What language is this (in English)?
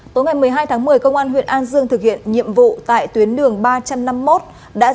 Vietnamese